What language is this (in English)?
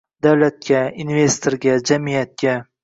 Uzbek